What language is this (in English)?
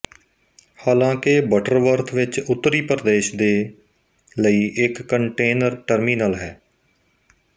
Punjabi